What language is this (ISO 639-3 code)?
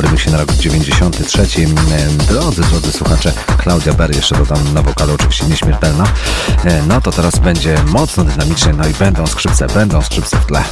pol